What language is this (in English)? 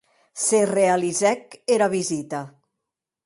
Occitan